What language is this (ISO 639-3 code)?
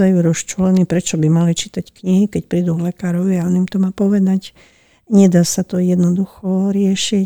slk